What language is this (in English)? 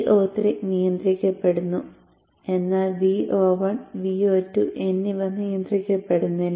Malayalam